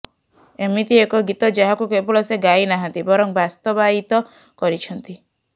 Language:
Odia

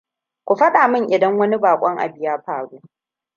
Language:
Hausa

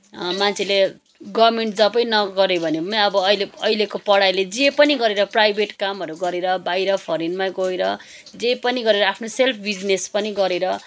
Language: Nepali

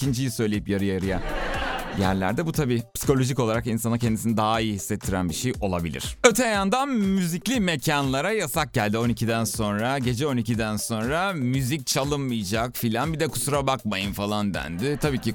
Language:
Turkish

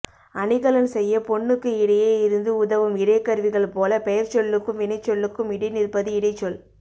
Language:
Tamil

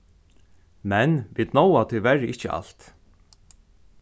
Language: Faroese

